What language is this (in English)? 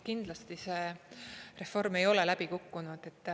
Estonian